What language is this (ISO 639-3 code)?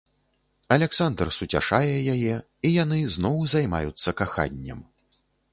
bel